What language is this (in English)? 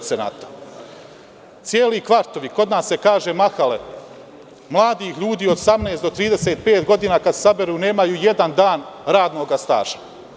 Serbian